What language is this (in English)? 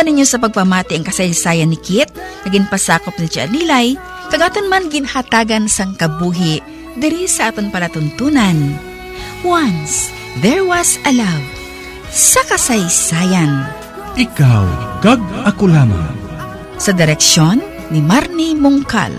Filipino